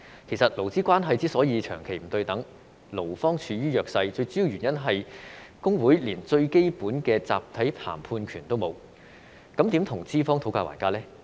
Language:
Cantonese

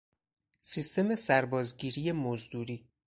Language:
Persian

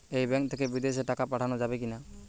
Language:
Bangla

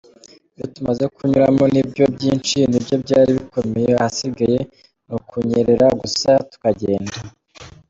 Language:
Kinyarwanda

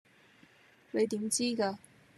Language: Cantonese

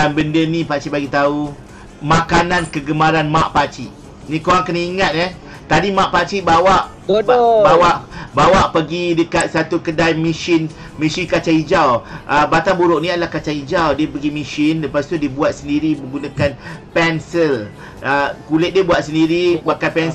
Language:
Malay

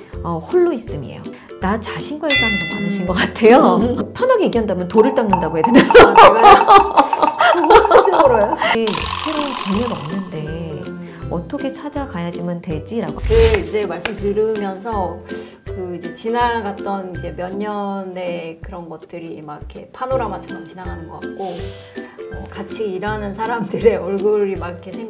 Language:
Korean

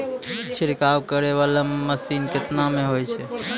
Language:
Maithili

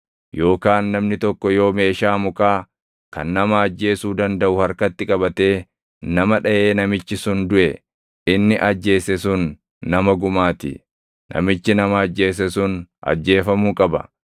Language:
Oromo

